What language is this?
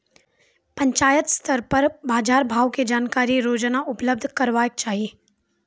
Maithili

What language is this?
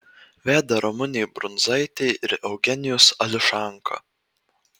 Lithuanian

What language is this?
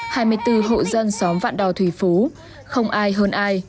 Vietnamese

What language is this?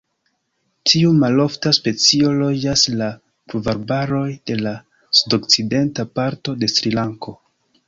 Esperanto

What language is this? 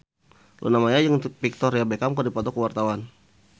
Sundanese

